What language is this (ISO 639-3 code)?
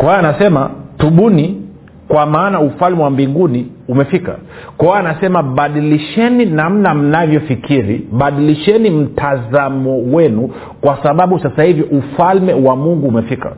swa